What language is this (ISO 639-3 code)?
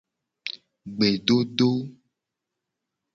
gej